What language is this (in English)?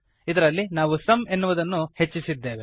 Kannada